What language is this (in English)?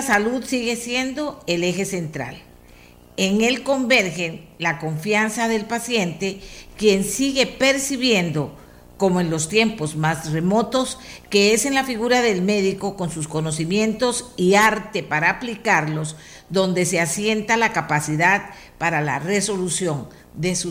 Spanish